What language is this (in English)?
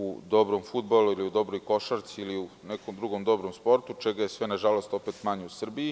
Serbian